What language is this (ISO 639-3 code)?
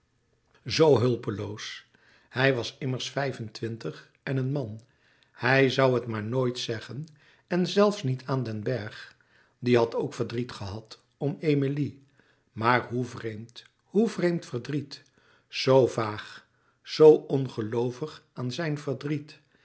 nld